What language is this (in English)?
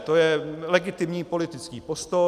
Czech